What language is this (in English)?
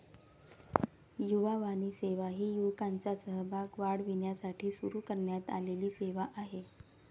Marathi